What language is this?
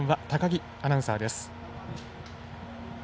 Japanese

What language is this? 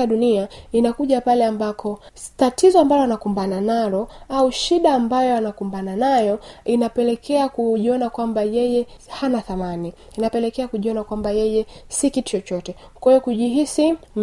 Swahili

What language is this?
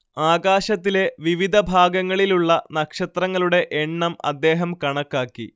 Malayalam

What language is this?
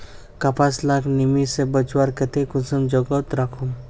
Magahi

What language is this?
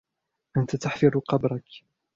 Arabic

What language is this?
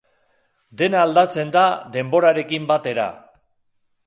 Basque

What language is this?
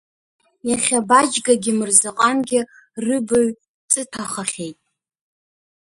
Abkhazian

